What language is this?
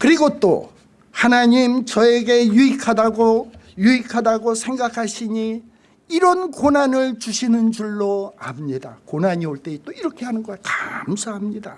Korean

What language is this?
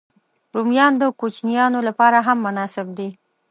Pashto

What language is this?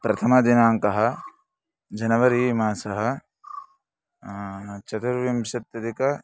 Sanskrit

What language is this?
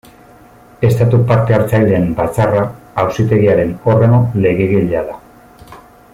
Basque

